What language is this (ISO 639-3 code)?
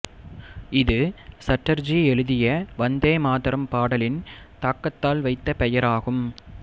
tam